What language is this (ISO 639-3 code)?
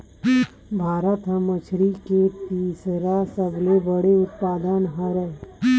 hne